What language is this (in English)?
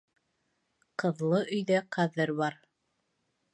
Bashkir